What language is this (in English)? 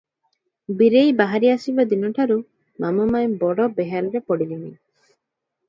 Odia